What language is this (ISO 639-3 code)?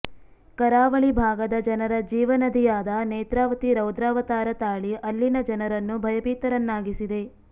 kan